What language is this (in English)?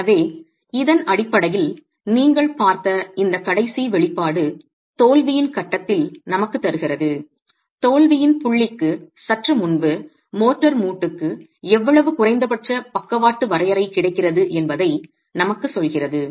Tamil